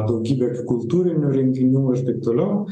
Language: Lithuanian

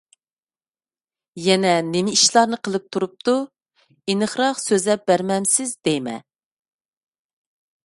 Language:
Uyghur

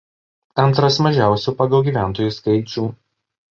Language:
Lithuanian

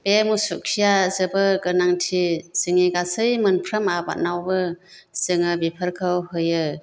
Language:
Bodo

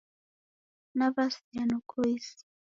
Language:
Taita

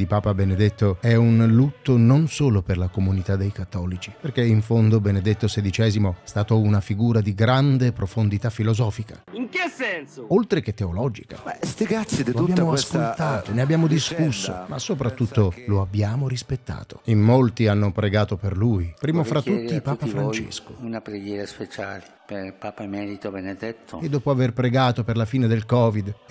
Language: Italian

